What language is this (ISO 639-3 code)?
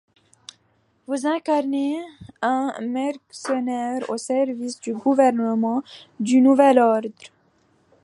fra